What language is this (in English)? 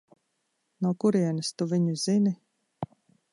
Latvian